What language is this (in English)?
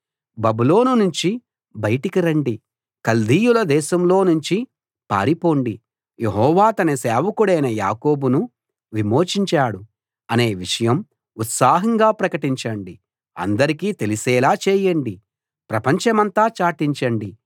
Telugu